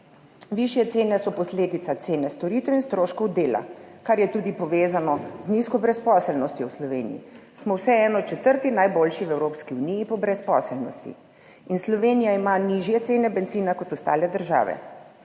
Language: Slovenian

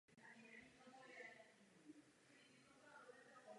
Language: Czech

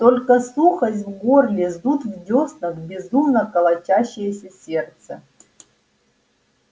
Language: Russian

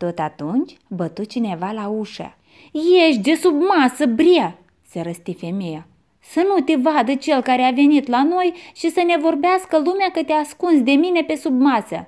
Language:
Romanian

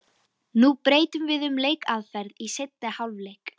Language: Icelandic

